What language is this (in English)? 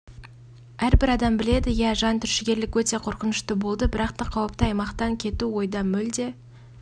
Kazakh